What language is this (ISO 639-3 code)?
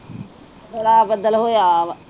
pan